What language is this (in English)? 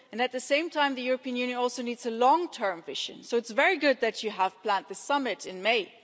English